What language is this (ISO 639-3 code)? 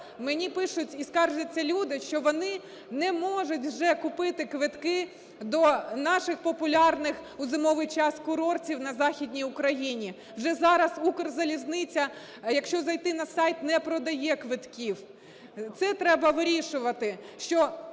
ukr